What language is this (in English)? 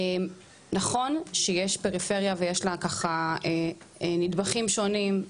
Hebrew